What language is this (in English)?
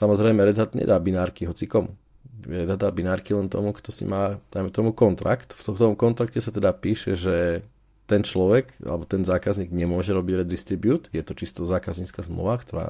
Slovak